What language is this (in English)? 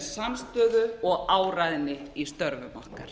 Icelandic